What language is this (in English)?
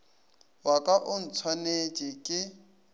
Northern Sotho